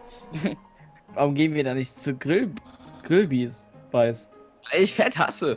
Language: German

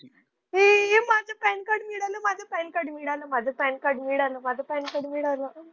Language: Marathi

